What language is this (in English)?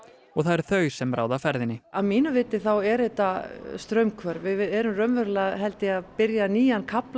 Icelandic